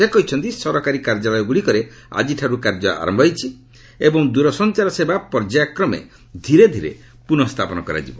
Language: Odia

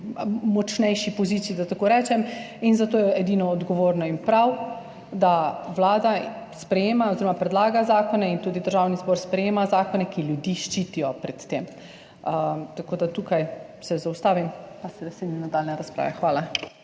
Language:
Slovenian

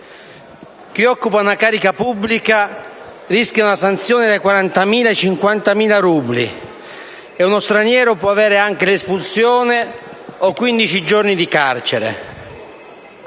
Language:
Italian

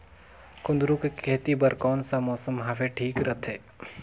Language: Chhattisgarhi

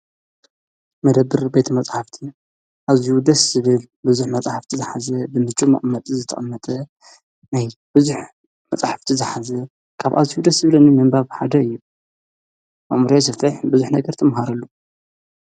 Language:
Tigrinya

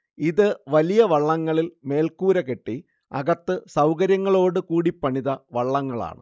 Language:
Malayalam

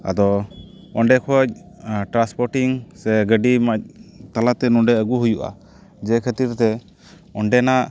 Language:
Santali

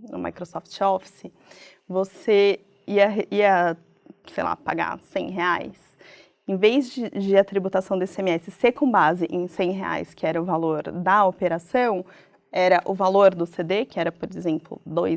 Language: Portuguese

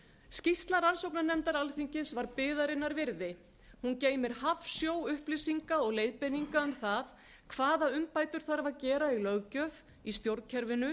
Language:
Icelandic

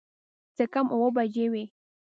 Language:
Pashto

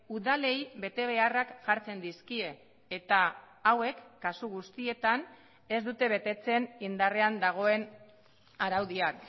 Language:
Basque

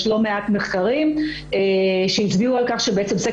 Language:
Hebrew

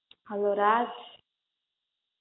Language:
Gujarati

